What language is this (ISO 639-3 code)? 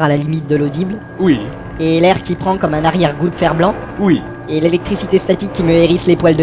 fra